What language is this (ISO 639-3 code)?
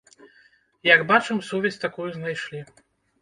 bel